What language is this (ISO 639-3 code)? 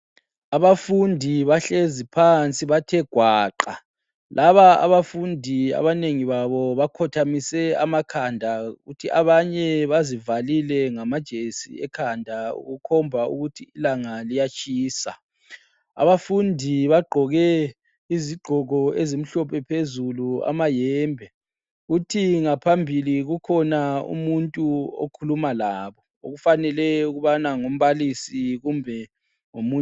nde